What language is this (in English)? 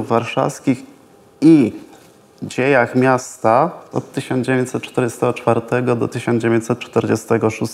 Polish